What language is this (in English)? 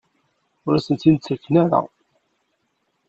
Kabyle